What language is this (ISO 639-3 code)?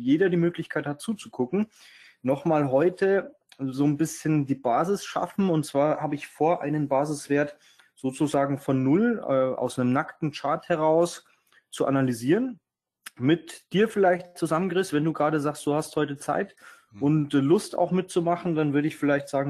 deu